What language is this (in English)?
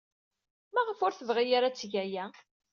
Kabyle